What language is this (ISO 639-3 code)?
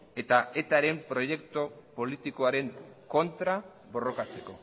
eus